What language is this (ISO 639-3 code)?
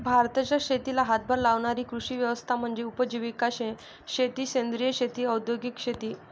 mar